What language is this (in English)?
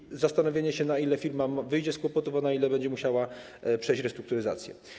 Polish